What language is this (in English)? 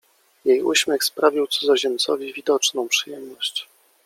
Polish